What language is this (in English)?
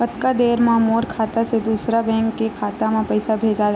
Chhattisgarhi